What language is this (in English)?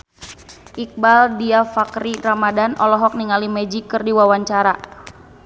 Sundanese